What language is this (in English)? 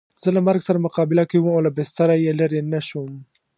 Pashto